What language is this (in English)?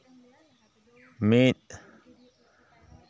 Santali